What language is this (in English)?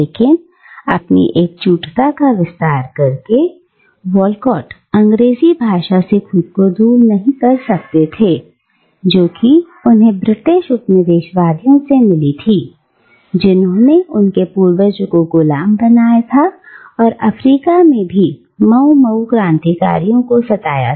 Hindi